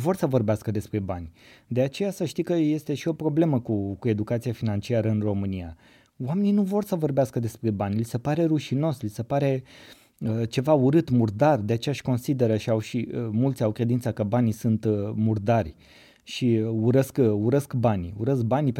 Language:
Romanian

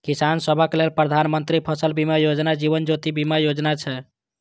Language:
Maithili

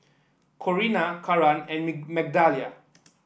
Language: English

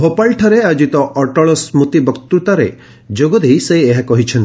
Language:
Odia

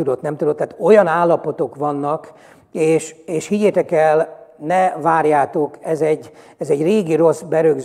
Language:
Hungarian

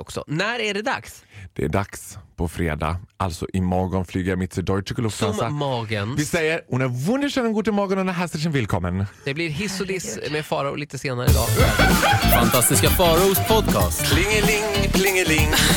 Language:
Swedish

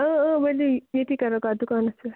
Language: Kashmiri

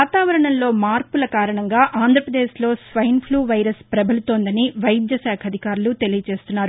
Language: Telugu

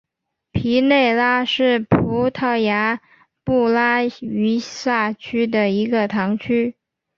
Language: Chinese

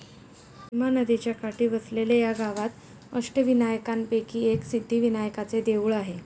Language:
Marathi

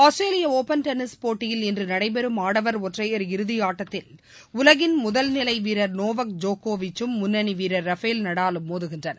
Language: Tamil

